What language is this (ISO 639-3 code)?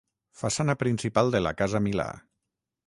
cat